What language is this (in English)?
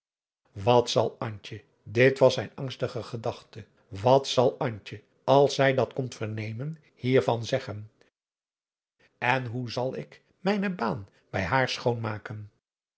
Dutch